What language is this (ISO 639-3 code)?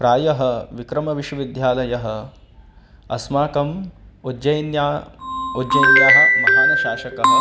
san